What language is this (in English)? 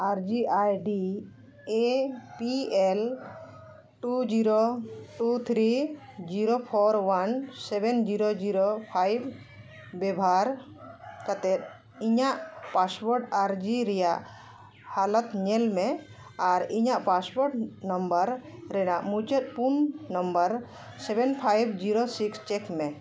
Santali